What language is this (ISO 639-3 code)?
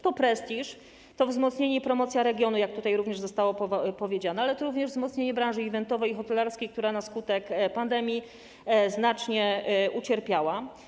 pol